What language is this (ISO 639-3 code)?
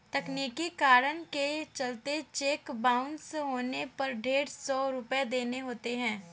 hin